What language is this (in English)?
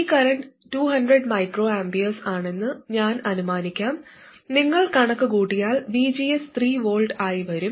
Malayalam